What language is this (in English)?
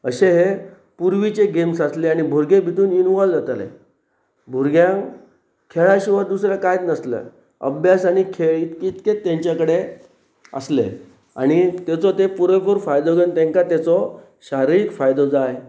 Konkani